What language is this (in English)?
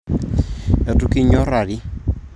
Masai